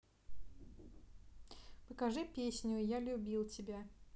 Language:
Russian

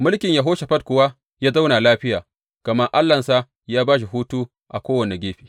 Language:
Hausa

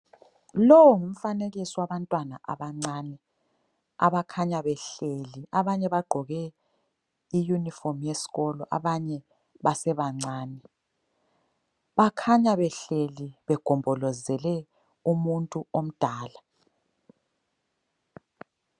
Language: North Ndebele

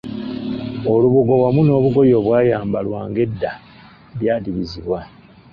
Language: Ganda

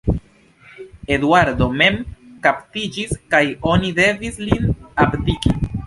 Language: Esperanto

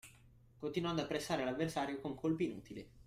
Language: Italian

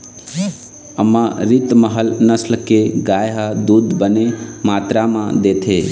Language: Chhattisgarhi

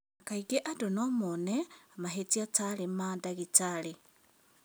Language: Kikuyu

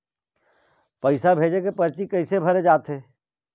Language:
Chhattisgarhi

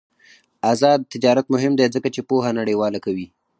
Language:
Pashto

